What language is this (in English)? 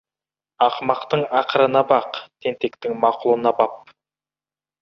Kazakh